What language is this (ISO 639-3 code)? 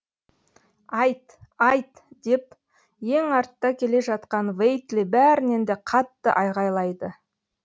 kaz